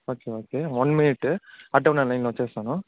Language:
Telugu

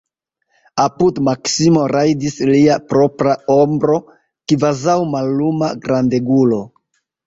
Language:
Esperanto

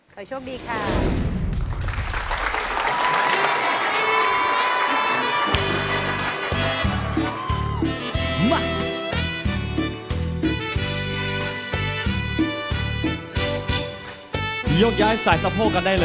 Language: Thai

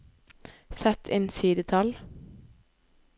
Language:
Norwegian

